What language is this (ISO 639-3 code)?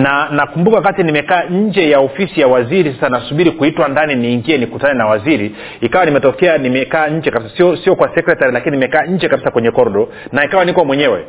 swa